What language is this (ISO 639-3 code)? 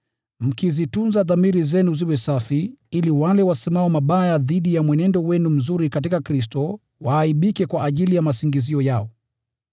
swa